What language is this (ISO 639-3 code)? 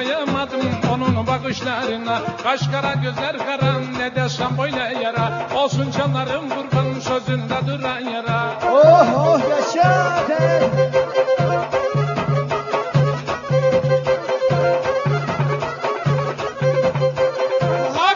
tur